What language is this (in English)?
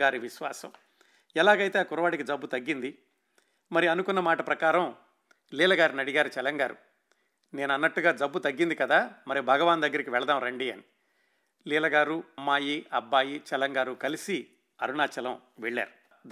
Telugu